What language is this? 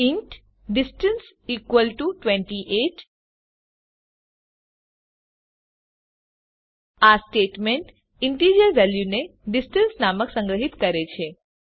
Gujarati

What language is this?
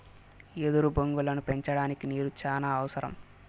Telugu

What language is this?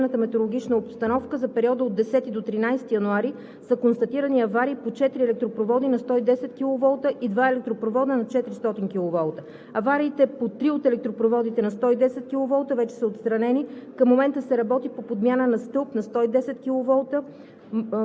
Bulgarian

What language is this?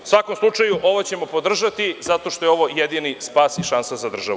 Serbian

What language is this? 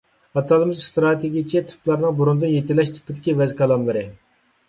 Uyghur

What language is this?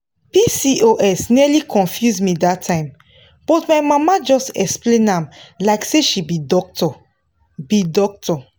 Nigerian Pidgin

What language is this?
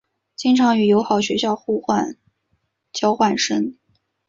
Chinese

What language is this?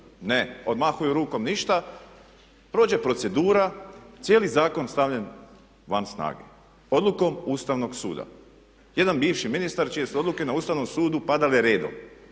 Croatian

